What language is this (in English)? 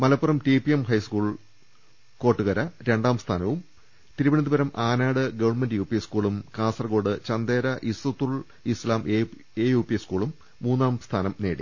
Malayalam